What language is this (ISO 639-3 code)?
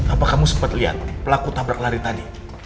ind